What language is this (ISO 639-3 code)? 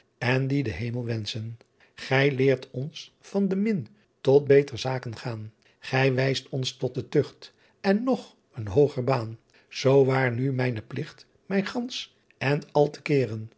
nld